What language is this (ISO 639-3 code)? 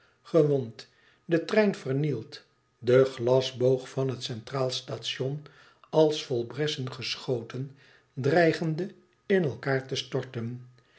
nld